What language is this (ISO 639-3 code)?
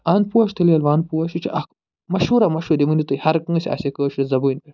kas